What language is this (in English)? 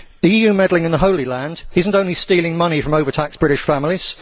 English